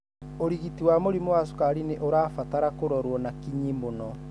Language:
Kikuyu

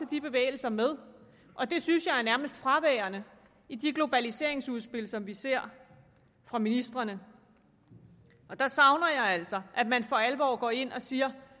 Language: Danish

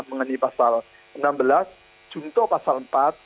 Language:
Indonesian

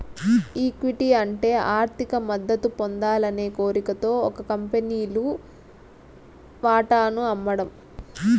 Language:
Telugu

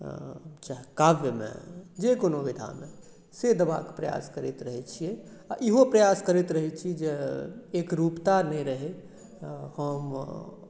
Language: Maithili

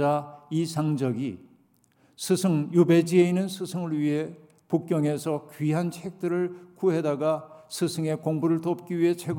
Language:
Korean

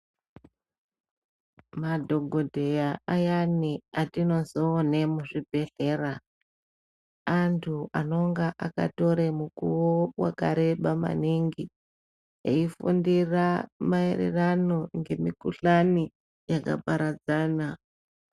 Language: Ndau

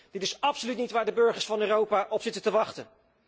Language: Dutch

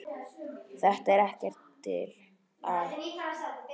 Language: Icelandic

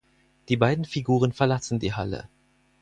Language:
German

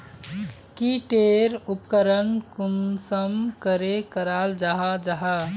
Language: Magahi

